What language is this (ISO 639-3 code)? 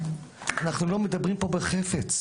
heb